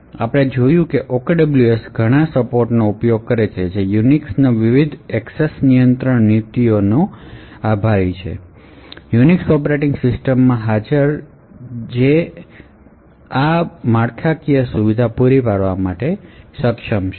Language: Gujarati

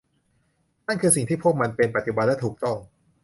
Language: Thai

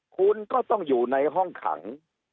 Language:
Thai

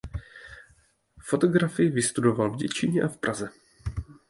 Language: Czech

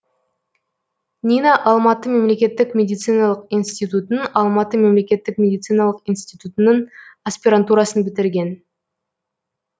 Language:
Kazakh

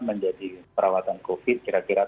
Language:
Indonesian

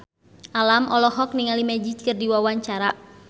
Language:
Sundanese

